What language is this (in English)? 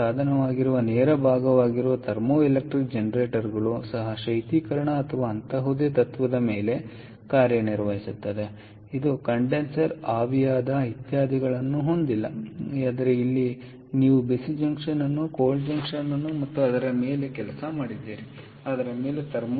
Kannada